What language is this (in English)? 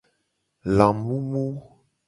Gen